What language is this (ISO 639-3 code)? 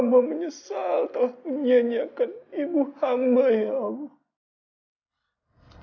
ind